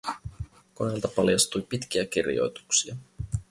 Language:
Finnish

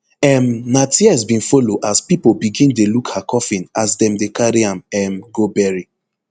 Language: Nigerian Pidgin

